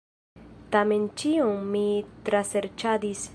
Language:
Esperanto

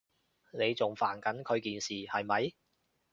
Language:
Cantonese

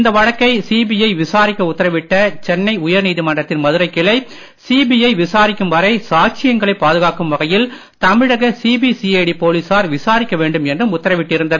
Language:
Tamil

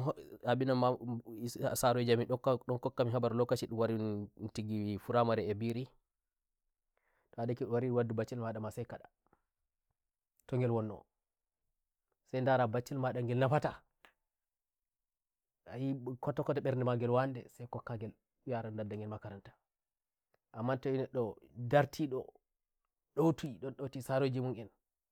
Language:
Nigerian Fulfulde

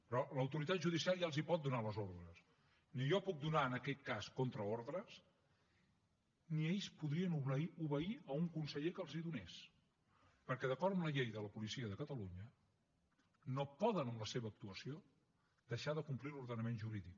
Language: Catalan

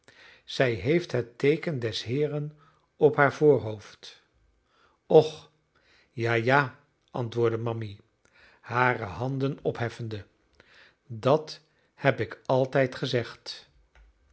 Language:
Dutch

